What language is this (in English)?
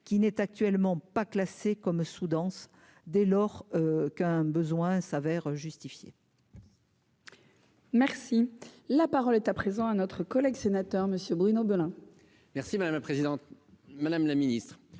French